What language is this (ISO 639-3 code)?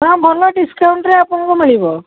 ori